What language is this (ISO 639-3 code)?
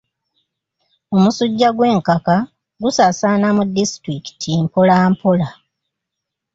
lug